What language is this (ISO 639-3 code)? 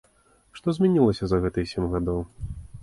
bel